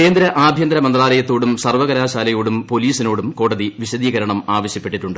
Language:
Malayalam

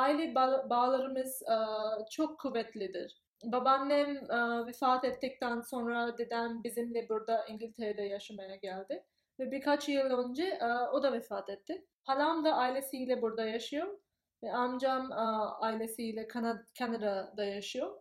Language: Turkish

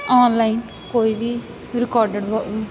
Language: Punjabi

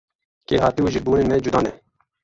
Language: Kurdish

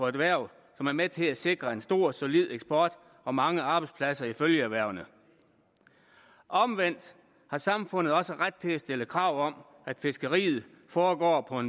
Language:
Danish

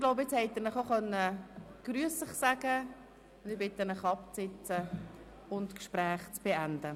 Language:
Swiss German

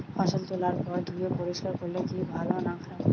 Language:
Bangla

